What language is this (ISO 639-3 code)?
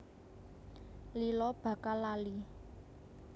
jav